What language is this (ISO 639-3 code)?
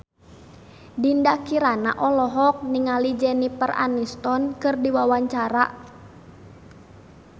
sun